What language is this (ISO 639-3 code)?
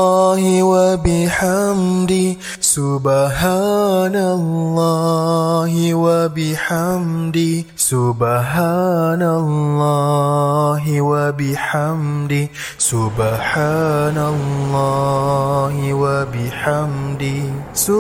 msa